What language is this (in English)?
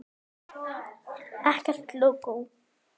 Icelandic